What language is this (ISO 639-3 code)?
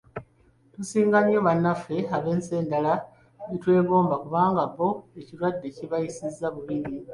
lug